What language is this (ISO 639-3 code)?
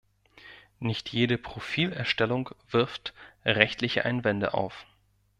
deu